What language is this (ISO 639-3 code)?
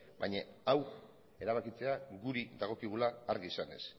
eus